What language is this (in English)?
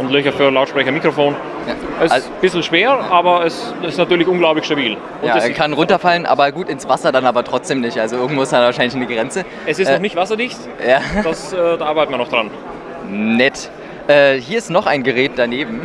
German